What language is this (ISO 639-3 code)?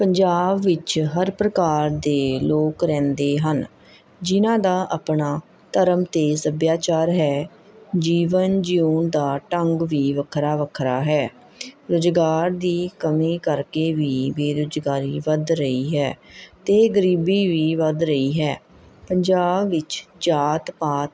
pan